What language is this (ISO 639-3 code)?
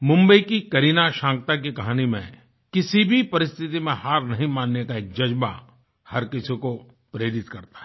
hin